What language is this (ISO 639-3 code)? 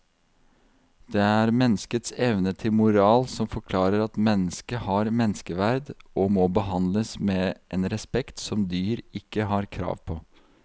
nor